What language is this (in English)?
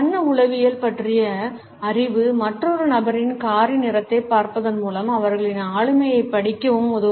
Tamil